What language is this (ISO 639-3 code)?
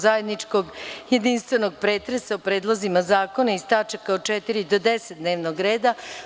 srp